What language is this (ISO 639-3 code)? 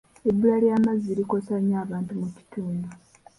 lug